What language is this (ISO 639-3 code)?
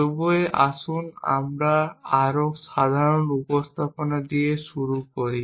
ben